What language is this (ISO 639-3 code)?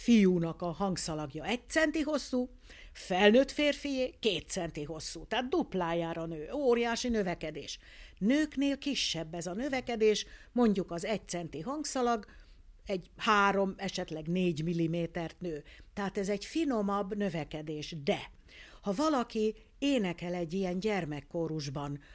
hun